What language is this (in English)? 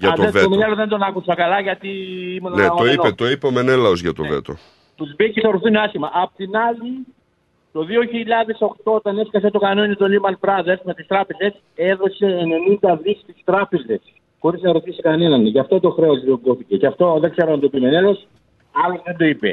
Greek